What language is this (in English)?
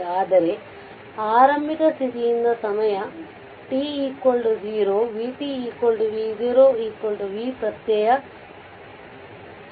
Kannada